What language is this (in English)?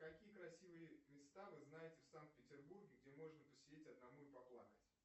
Russian